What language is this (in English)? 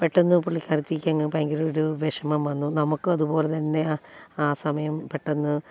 Malayalam